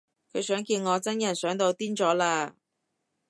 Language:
Cantonese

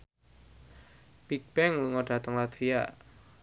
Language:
Javanese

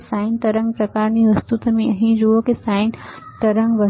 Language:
Gujarati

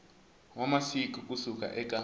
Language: Tsonga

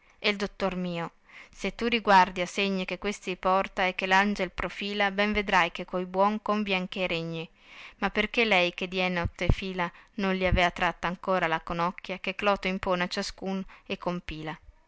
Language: Italian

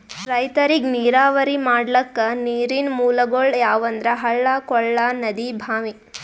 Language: Kannada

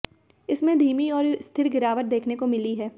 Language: Hindi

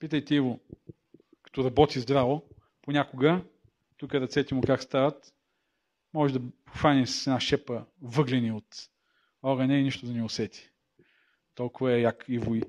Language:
Bulgarian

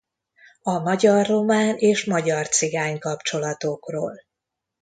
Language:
Hungarian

